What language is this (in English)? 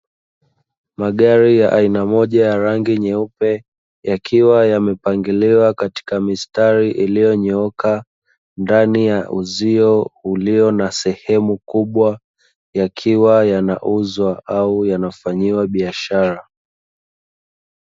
Swahili